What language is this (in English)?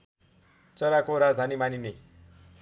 Nepali